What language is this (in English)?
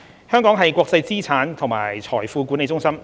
Cantonese